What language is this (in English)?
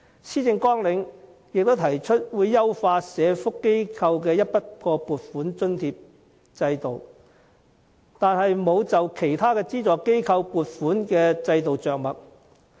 Cantonese